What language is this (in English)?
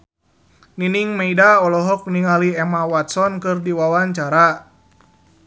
Sundanese